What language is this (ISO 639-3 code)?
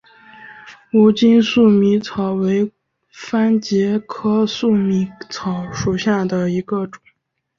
zho